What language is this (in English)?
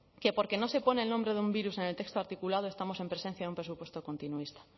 Spanish